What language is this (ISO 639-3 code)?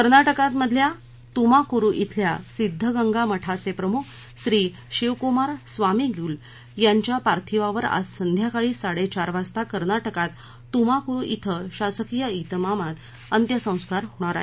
mar